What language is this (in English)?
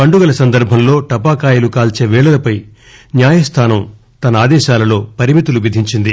Telugu